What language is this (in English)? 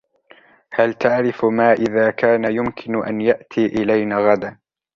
Arabic